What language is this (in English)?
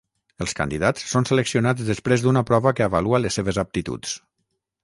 Catalan